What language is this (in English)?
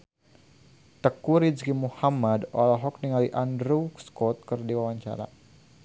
Sundanese